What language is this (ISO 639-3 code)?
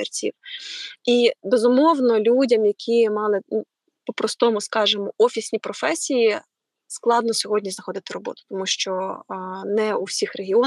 ukr